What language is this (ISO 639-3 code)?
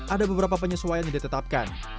ind